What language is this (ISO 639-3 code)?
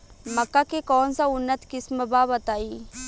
bho